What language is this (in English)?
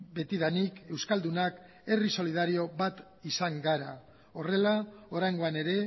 Basque